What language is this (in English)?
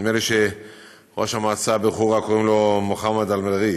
Hebrew